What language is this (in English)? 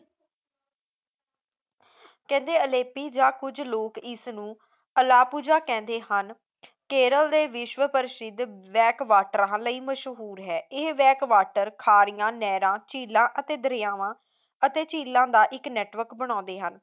Punjabi